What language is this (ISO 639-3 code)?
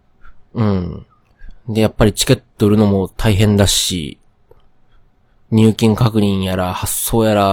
jpn